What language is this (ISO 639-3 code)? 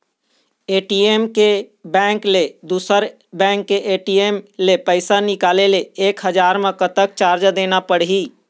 hne